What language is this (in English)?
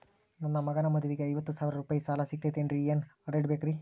Kannada